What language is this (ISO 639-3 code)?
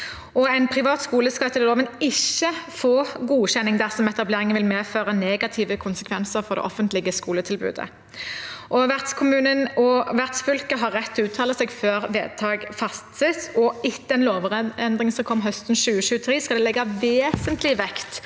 nor